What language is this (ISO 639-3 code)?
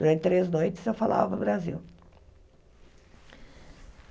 por